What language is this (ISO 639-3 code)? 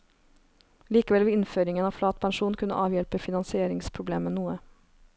nor